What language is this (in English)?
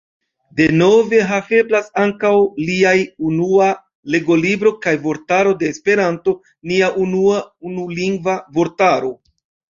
Esperanto